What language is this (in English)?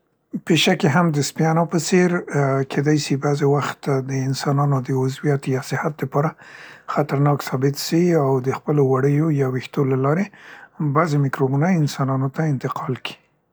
Central Pashto